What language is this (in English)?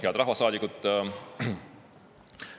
Estonian